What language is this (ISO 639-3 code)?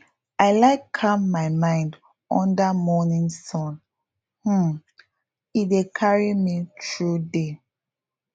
pcm